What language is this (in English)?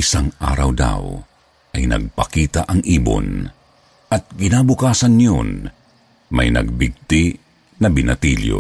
Filipino